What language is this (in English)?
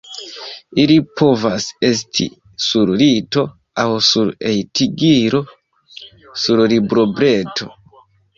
Esperanto